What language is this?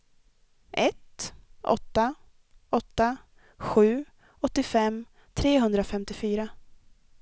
Swedish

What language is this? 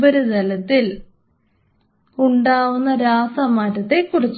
Malayalam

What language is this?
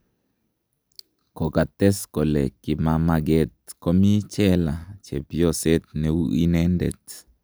Kalenjin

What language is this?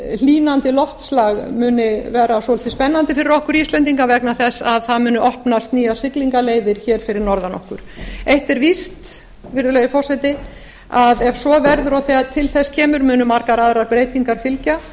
Icelandic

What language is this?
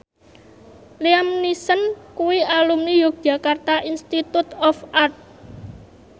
Javanese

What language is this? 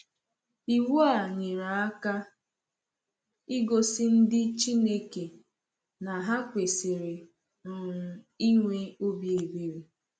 Igbo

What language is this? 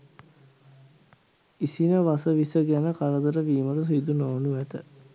Sinhala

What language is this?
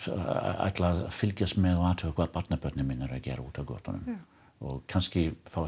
Icelandic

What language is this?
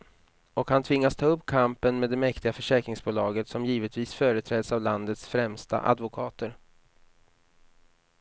Swedish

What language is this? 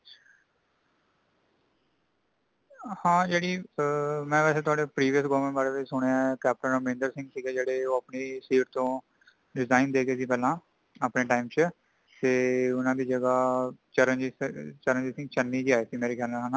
Punjabi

